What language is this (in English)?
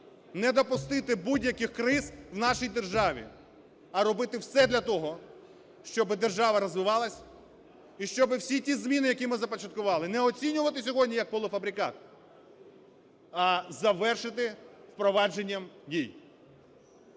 Ukrainian